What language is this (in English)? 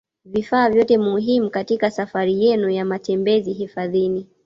Swahili